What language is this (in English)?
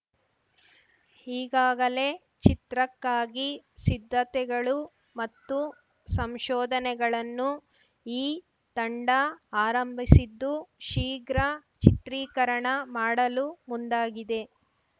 Kannada